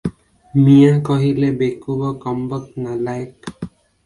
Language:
Odia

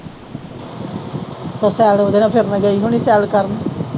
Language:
Punjabi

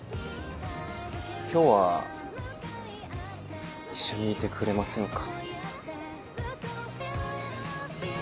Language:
Japanese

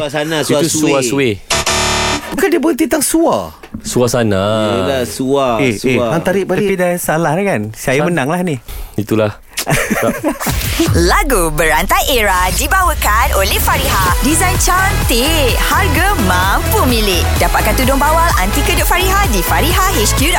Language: Malay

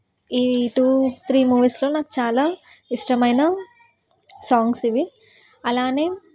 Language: Telugu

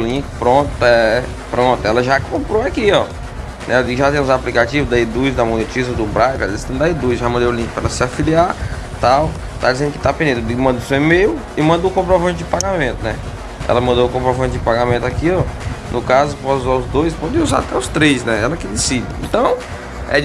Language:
Portuguese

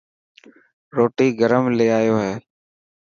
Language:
Dhatki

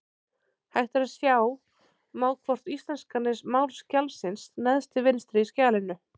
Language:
Icelandic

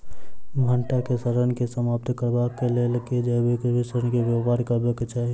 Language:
Maithili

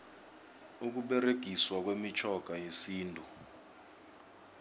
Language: South Ndebele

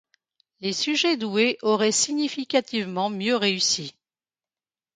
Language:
French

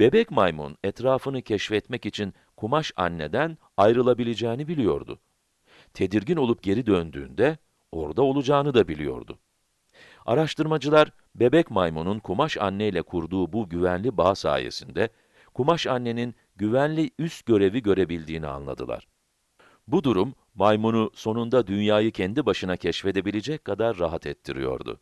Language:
Turkish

